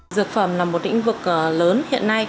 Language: Vietnamese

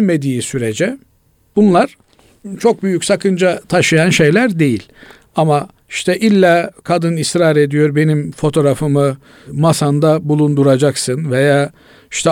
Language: Turkish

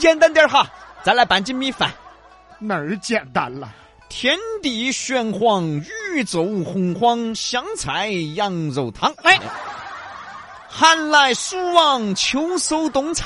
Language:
Chinese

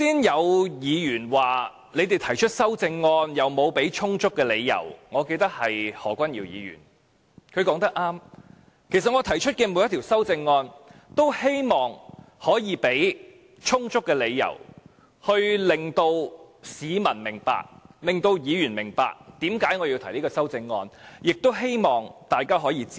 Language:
Cantonese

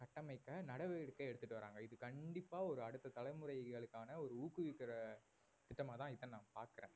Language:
Tamil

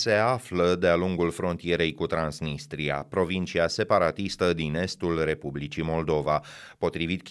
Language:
Romanian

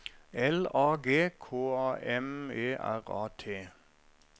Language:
Norwegian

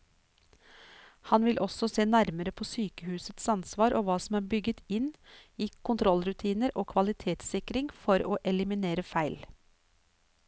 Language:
Norwegian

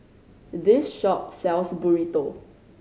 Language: English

